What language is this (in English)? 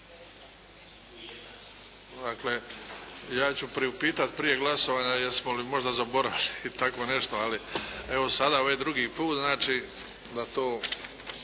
Croatian